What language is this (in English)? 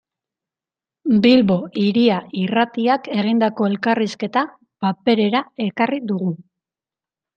Basque